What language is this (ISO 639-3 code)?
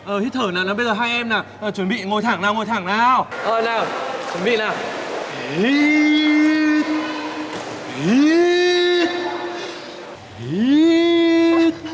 vie